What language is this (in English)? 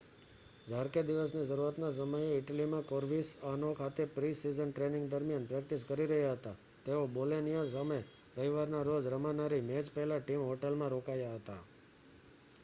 Gujarati